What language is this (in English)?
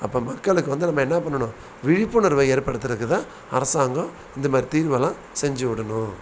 Tamil